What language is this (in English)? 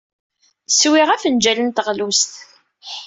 Kabyle